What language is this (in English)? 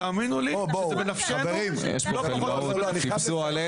Hebrew